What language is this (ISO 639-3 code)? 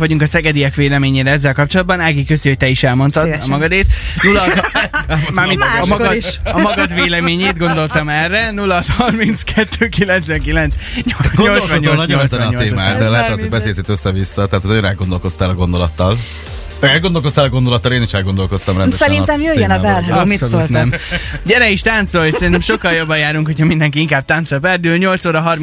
hun